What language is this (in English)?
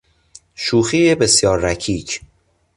Persian